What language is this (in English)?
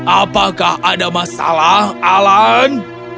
Indonesian